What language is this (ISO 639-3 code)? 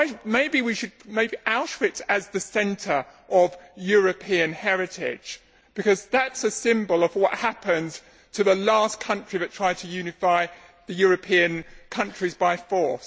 eng